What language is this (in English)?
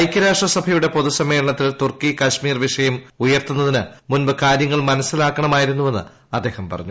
Malayalam